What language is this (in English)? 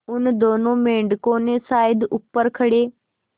Hindi